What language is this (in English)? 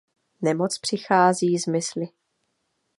Czech